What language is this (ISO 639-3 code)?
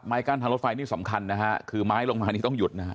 tha